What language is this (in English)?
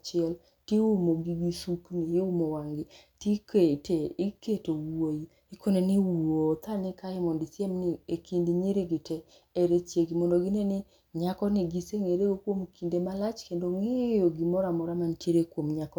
Luo (Kenya and Tanzania)